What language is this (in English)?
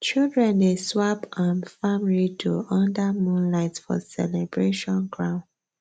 Nigerian Pidgin